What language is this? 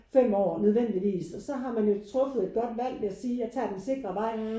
Danish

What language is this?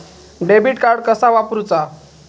Marathi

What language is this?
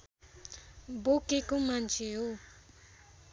Nepali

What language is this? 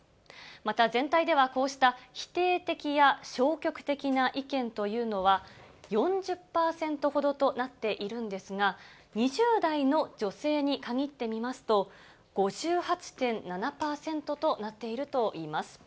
Japanese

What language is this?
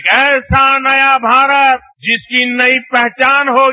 Hindi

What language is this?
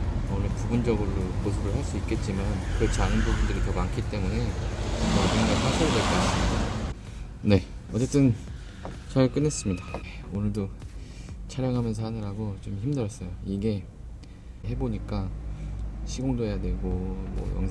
Korean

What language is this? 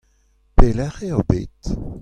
Breton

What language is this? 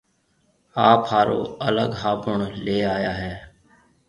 Marwari (Pakistan)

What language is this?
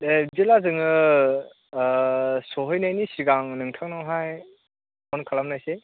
Bodo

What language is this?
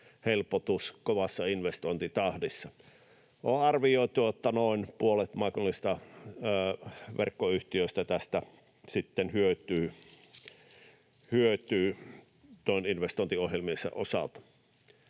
Finnish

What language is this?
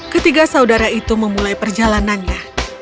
Indonesian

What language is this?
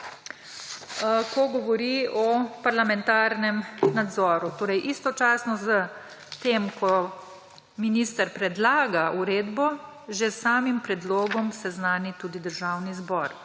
Slovenian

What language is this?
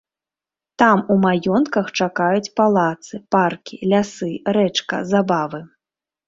Belarusian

